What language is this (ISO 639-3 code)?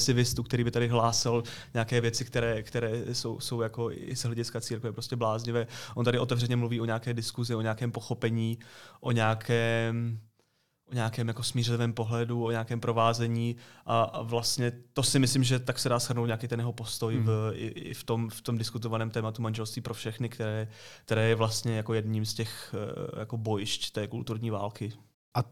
ces